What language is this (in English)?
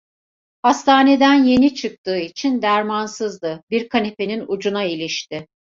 Turkish